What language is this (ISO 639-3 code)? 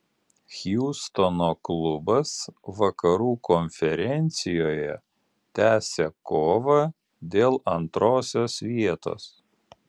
lit